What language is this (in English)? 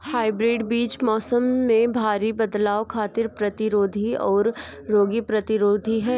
Bhojpuri